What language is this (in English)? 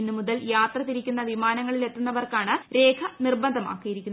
Malayalam